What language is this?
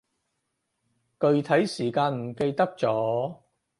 Cantonese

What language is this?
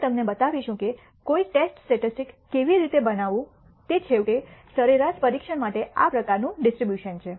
Gujarati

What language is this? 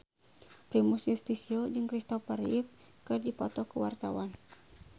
Sundanese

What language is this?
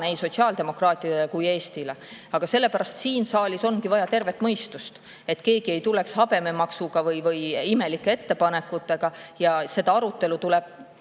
Estonian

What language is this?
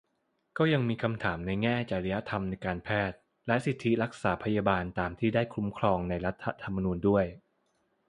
Thai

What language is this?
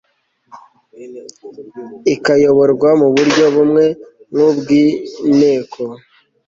Kinyarwanda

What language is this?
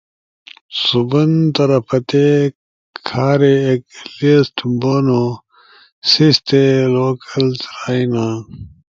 Ushojo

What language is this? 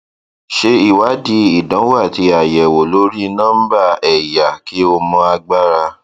Yoruba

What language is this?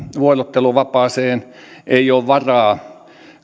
Finnish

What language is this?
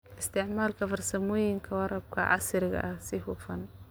Somali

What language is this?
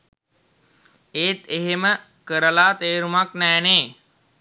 Sinhala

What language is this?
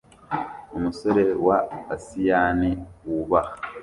Kinyarwanda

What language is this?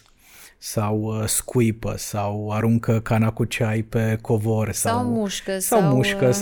Romanian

